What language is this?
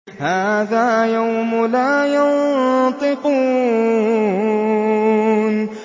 Arabic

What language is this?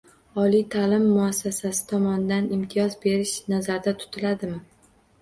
Uzbek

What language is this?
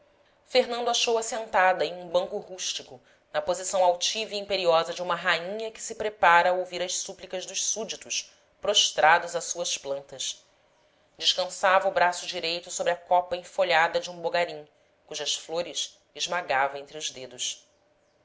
Portuguese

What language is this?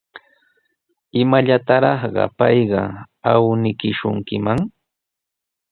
Sihuas Ancash Quechua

